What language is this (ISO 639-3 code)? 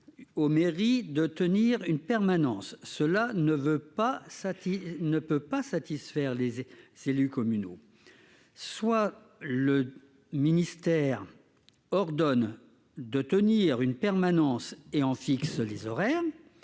fra